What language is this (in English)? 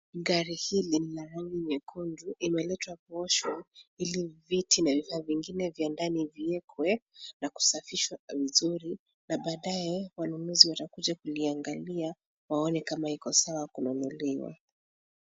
Swahili